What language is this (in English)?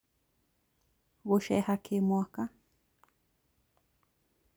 Kikuyu